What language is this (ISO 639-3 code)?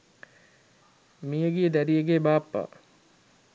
sin